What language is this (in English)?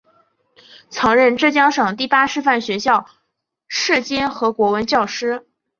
Chinese